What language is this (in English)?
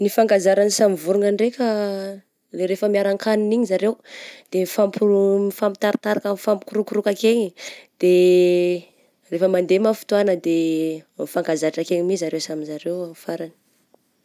Southern Betsimisaraka Malagasy